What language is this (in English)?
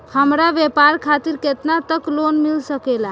Bhojpuri